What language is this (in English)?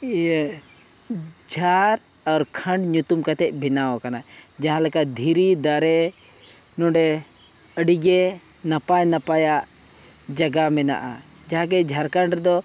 Santali